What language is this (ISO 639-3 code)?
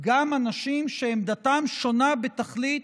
heb